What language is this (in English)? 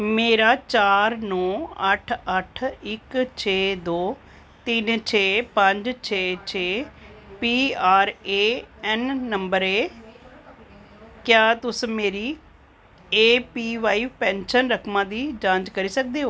Dogri